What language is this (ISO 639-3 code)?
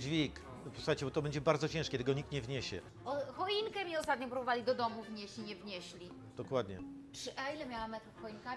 pol